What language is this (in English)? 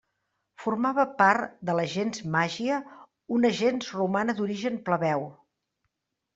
Catalan